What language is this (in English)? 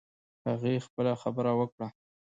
Pashto